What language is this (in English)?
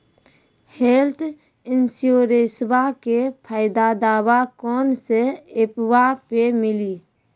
Maithili